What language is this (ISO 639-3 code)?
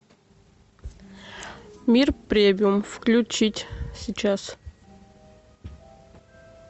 rus